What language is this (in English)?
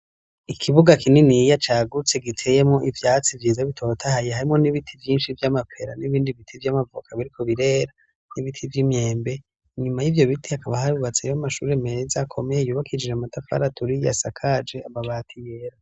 Rundi